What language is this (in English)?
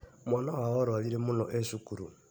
Kikuyu